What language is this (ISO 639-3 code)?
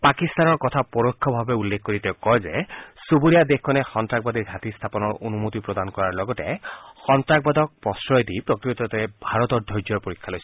asm